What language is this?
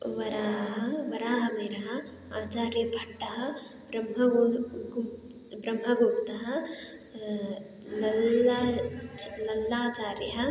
Sanskrit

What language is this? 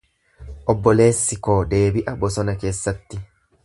Oromo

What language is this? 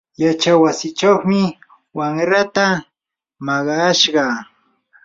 Yanahuanca Pasco Quechua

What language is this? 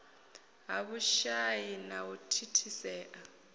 Venda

